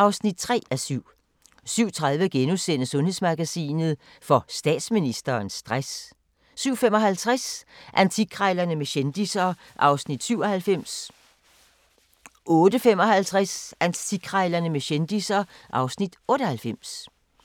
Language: Danish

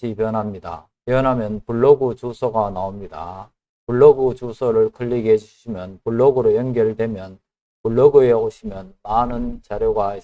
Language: Korean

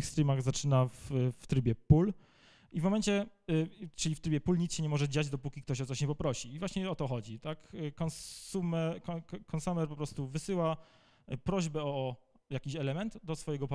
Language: Polish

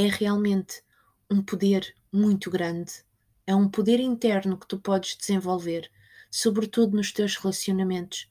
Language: Portuguese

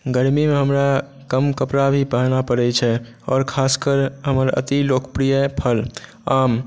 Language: Maithili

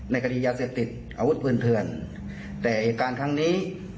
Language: Thai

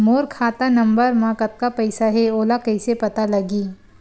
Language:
Chhattisgarhi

